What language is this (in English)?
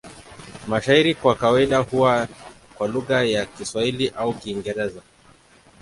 Swahili